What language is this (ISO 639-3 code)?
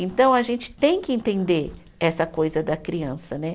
por